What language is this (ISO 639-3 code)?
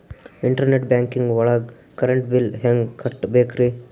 kan